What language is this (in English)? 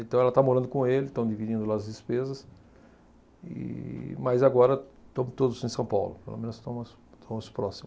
Portuguese